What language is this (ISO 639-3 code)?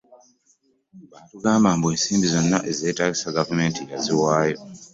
lug